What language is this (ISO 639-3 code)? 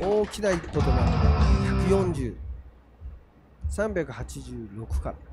jpn